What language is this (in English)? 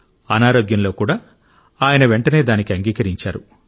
Telugu